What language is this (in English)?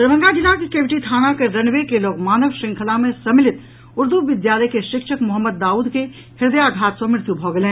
Maithili